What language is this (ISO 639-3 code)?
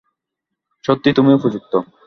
ben